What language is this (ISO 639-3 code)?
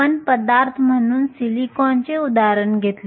mar